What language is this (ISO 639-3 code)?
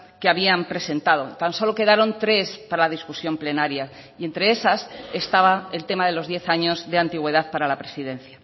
spa